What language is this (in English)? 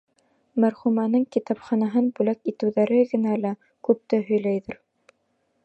Bashkir